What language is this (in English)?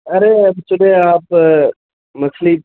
Urdu